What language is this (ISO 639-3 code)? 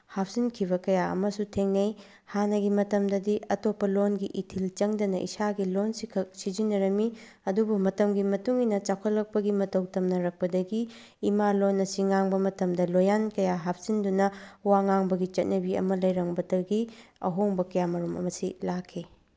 mni